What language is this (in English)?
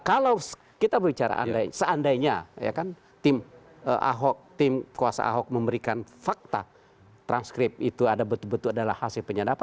Indonesian